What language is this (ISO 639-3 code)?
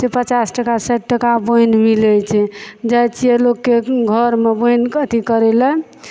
mai